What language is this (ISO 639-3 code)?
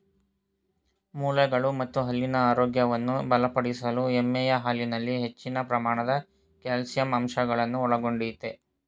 kan